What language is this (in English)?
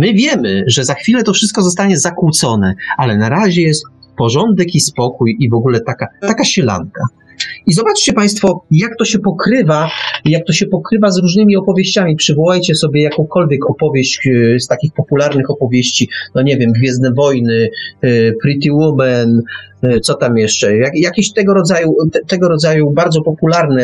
Polish